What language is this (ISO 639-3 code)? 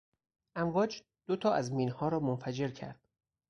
fas